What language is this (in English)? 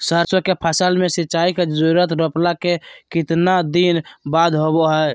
Magahi